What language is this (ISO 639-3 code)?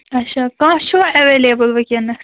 kas